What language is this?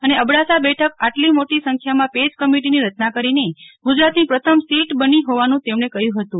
Gujarati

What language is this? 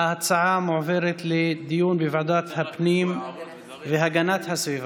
Hebrew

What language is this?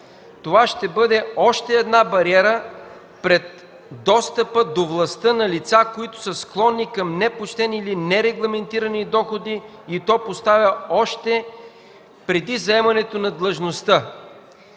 Bulgarian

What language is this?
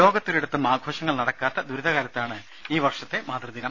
Malayalam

